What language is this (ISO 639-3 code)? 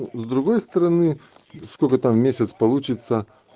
rus